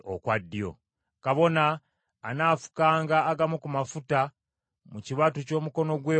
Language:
Ganda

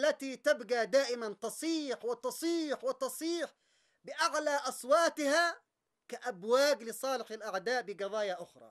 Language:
Arabic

